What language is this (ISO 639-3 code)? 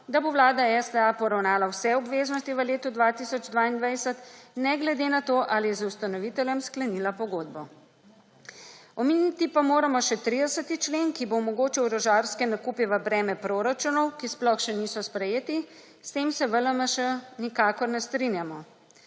slv